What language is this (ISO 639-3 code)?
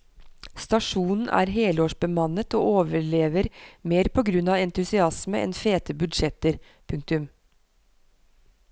nor